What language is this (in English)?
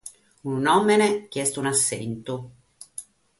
Sardinian